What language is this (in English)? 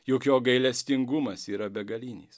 Lithuanian